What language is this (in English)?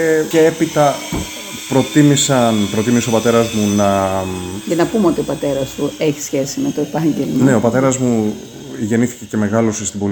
Greek